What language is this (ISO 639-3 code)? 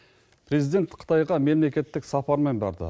kaz